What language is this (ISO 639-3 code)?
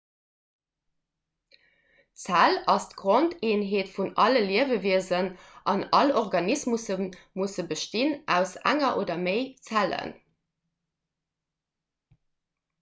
ltz